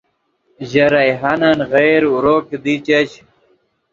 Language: Yidgha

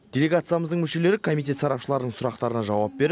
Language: Kazakh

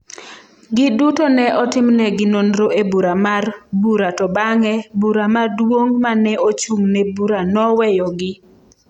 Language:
Luo (Kenya and Tanzania)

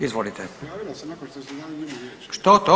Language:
Croatian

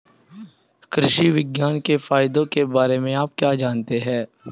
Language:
Hindi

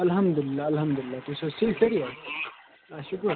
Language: Kashmiri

